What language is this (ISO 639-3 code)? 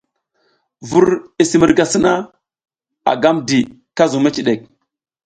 giz